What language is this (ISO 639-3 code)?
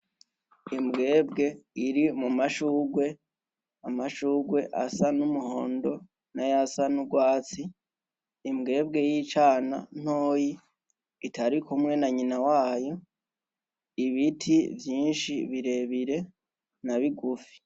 run